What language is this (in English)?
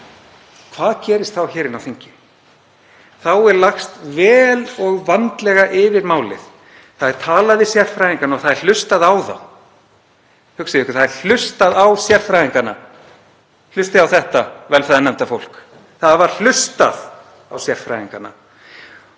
Icelandic